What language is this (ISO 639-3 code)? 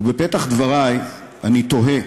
heb